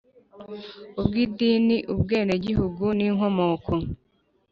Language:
Kinyarwanda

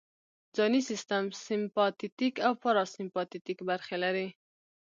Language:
Pashto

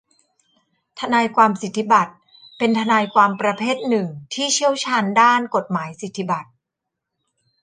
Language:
Thai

